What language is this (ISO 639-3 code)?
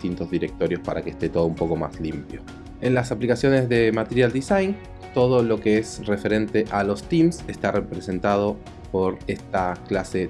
spa